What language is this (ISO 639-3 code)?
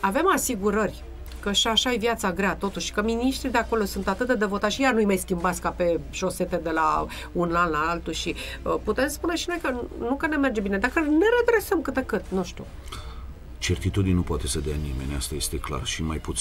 ron